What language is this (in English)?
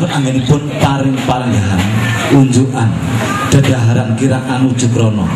Indonesian